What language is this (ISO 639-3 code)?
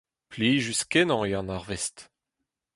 bre